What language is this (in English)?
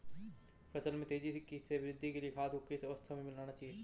Hindi